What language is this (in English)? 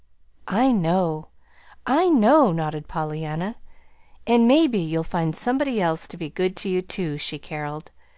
English